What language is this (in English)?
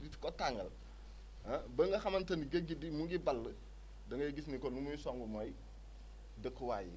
Wolof